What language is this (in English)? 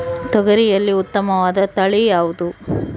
Kannada